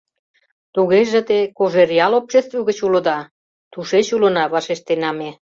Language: Mari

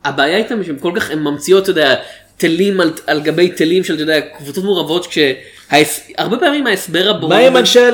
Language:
Hebrew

